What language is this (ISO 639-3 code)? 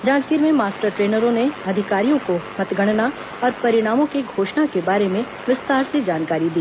hin